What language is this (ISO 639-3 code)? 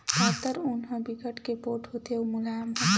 hne